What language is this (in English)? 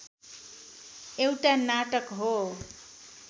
Nepali